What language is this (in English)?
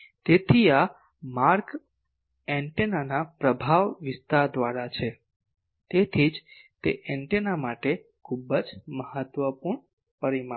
Gujarati